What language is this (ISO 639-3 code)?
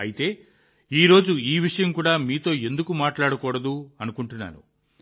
tel